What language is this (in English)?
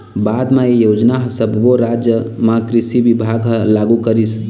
Chhattisgarhi